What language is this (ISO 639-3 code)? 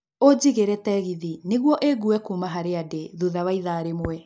kik